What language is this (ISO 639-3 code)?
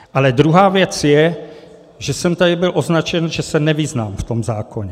ces